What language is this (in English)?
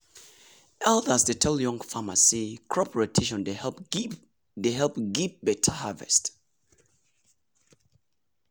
Nigerian Pidgin